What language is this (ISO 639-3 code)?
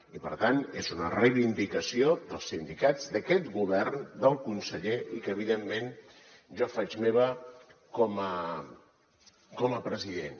cat